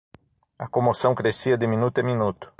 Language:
Portuguese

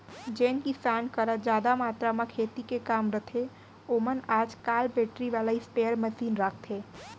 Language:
Chhattisgarhi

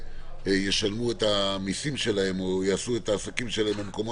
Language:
Hebrew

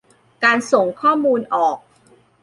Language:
Thai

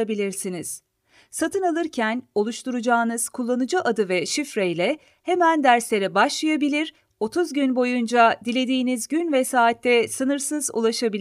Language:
Turkish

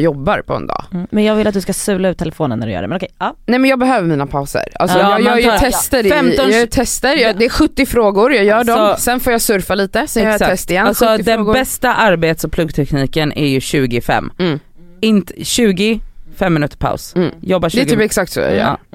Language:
Swedish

